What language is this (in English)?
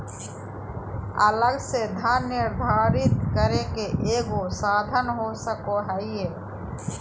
Magahi